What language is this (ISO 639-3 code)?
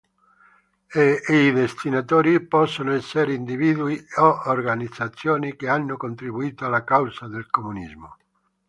ita